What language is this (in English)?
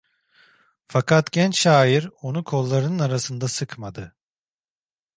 Turkish